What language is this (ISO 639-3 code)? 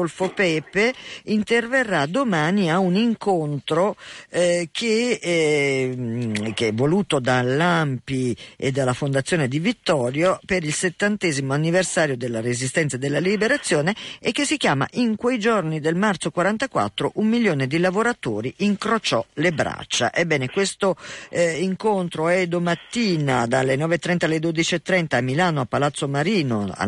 ita